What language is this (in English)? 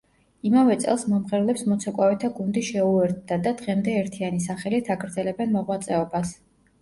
Georgian